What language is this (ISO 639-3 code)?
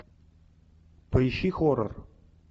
rus